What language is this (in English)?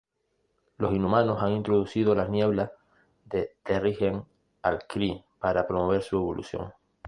Spanish